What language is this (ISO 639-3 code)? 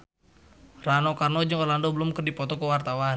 sun